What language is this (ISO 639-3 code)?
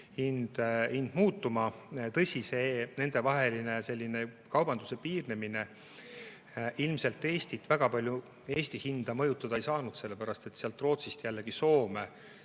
est